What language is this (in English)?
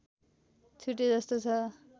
Nepali